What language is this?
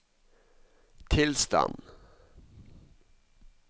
Norwegian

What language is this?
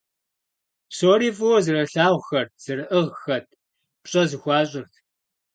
Kabardian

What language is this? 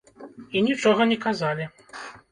Belarusian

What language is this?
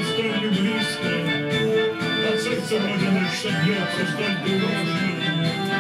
Russian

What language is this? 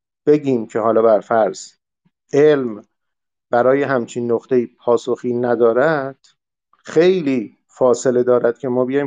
Persian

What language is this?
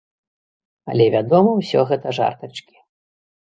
Belarusian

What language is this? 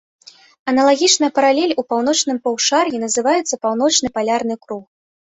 Belarusian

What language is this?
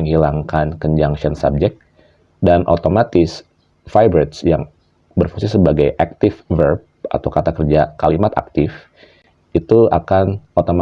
Indonesian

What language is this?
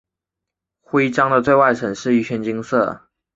Chinese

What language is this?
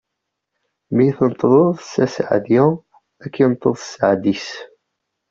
Kabyle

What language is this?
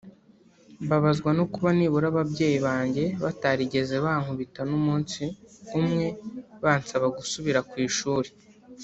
Kinyarwanda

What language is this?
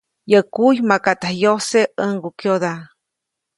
Copainalá Zoque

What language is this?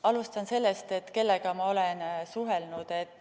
Estonian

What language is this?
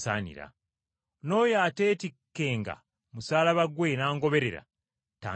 Ganda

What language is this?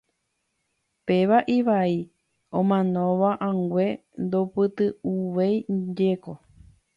Guarani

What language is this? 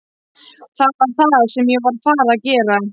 Icelandic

